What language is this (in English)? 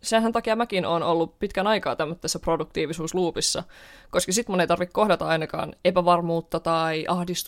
Finnish